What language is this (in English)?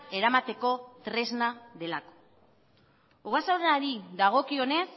Basque